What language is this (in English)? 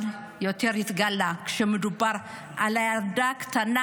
Hebrew